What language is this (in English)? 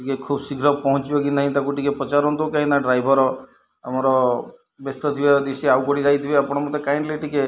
Odia